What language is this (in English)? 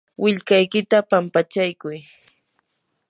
Yanahuanca Pasco Quechua